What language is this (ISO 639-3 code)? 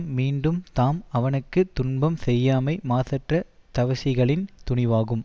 tam